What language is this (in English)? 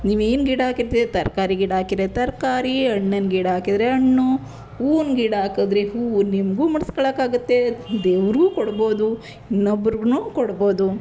Kannada